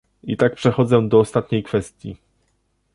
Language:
Polish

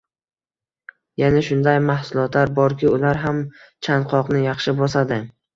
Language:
Uzbek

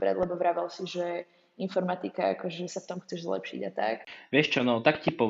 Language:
Slovak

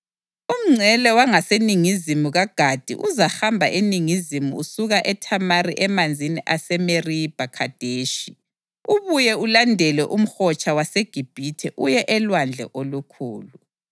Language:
North Ndebele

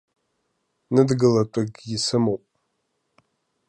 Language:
Abkhazian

